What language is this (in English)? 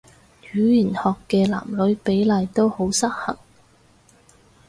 Cantonese